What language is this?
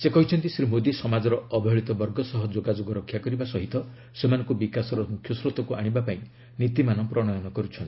Odia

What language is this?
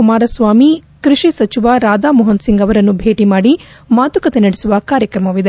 Kannada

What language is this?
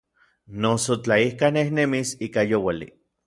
Orizaba Nahuatl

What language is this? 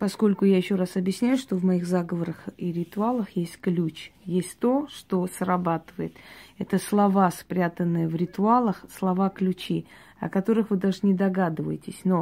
Russian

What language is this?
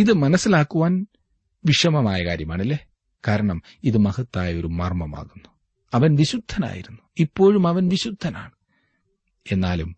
Malayalam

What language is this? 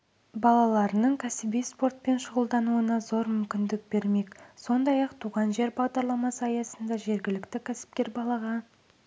Kazakh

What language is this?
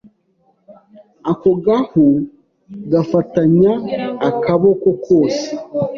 Kinyarwanda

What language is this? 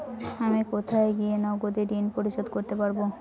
Bangla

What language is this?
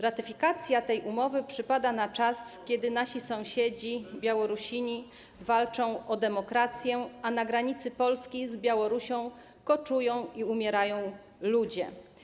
Polish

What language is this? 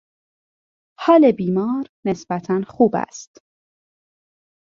Persian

